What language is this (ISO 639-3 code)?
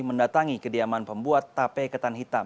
ind